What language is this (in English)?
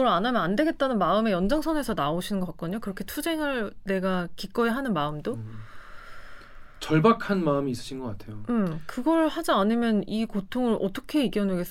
Korean